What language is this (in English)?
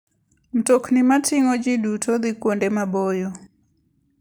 Luo (Kenya and Tanzania)